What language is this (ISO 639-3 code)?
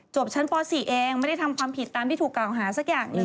tha